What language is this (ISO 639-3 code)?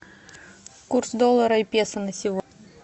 rus